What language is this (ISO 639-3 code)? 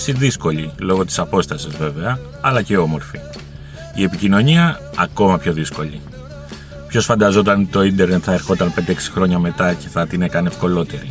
ell